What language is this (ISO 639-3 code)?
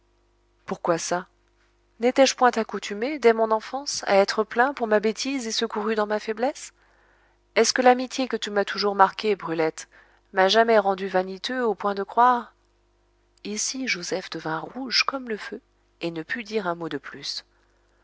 fra